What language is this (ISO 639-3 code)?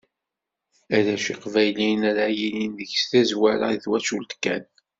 kab